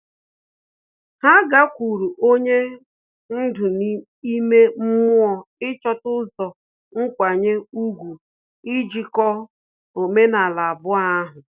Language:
Igbo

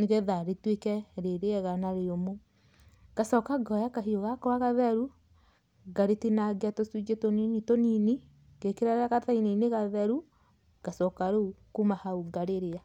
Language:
Kikuyu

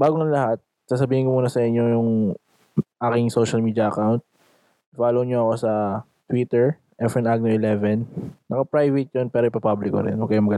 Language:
Filipino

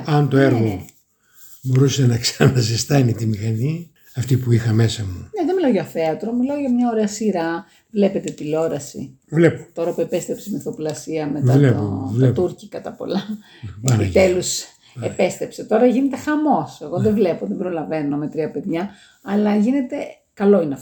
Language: Greek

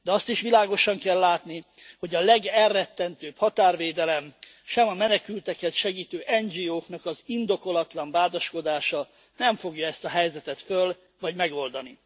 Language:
Hungarian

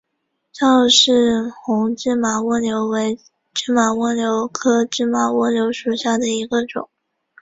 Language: Chinese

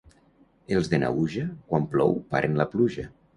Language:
Catalan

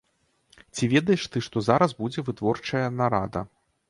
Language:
Belarusian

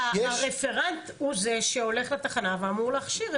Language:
Hebrew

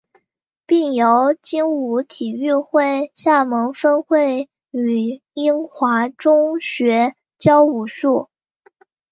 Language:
Chinese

